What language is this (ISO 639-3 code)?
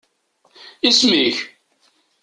kab